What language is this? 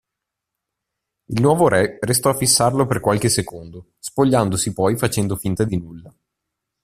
Italian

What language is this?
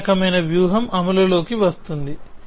Telugu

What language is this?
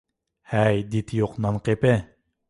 Uyghur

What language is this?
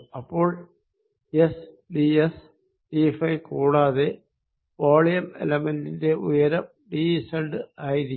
Malayalam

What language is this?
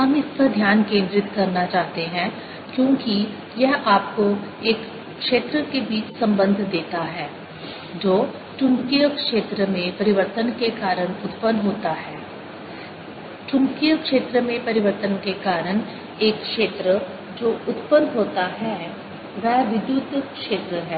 Hindi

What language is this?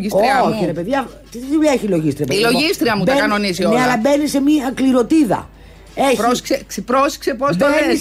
Greek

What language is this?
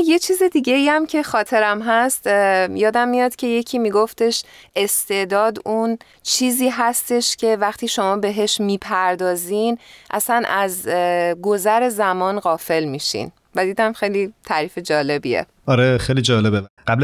Persian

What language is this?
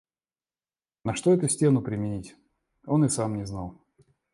Russian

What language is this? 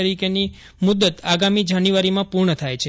Gujarati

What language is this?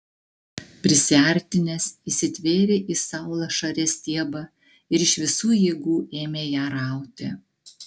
Lithuanian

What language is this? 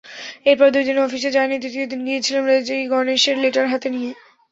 Bangla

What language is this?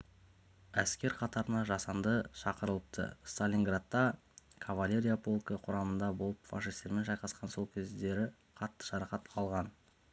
Kazakh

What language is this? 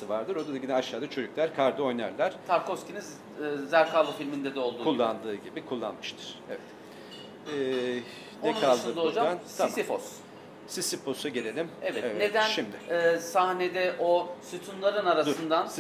Turkish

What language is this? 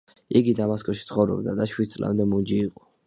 Georgian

